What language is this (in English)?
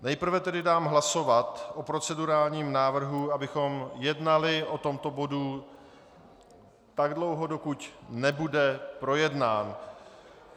Czech